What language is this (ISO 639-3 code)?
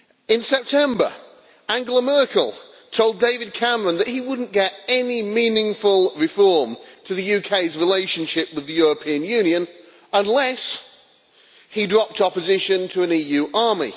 eng